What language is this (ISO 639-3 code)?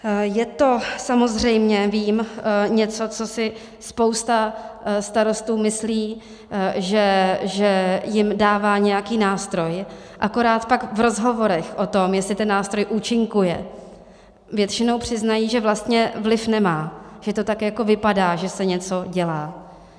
ces